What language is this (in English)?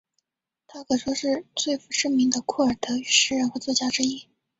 Chinese